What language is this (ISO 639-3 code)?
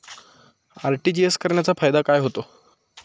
mar